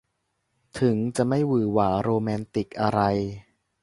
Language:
Thai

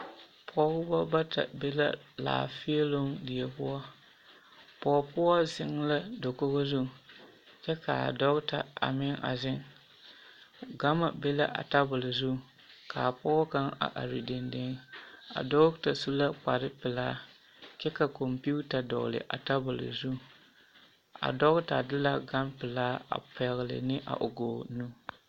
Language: Southern Dagaare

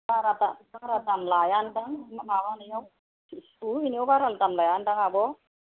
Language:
Bodo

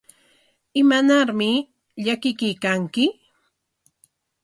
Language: Corongo Ancash Quechua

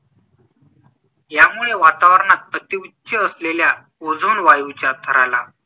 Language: Marathi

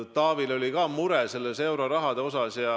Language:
Estonian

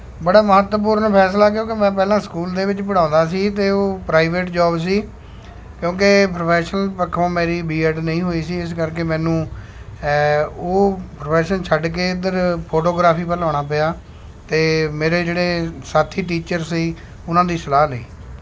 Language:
Punjabi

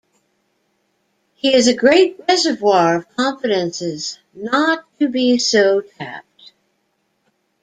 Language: English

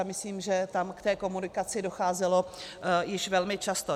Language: Czech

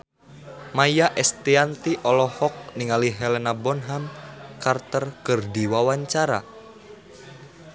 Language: Sundanese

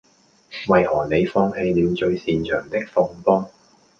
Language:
Cantonese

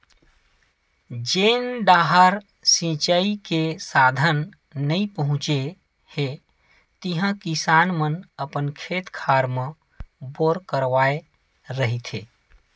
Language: Chhattisgarhi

